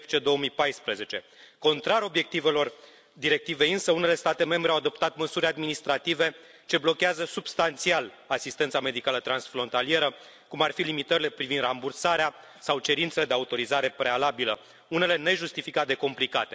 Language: Romanian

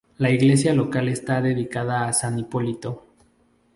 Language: Spanish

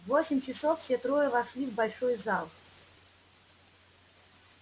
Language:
Russian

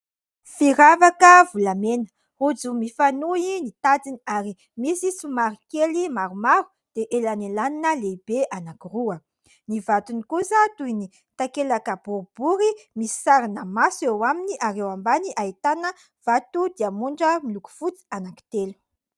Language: Malagasy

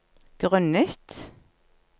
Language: Norwegian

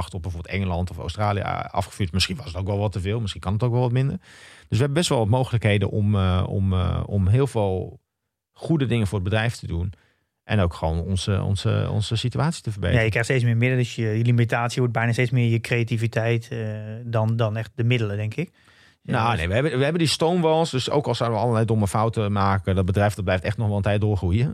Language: Dutch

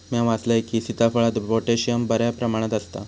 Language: Marathi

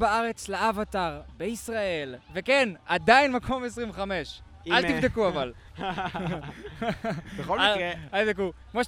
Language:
Hebrew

